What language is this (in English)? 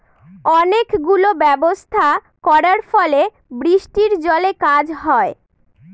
Bangla